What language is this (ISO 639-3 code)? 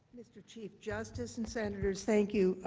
eng